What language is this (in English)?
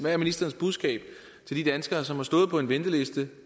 Danish